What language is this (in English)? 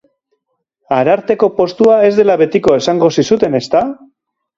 Basque